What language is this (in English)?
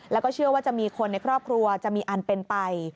Thai